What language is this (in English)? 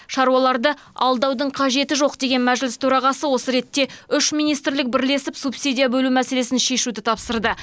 Kazakh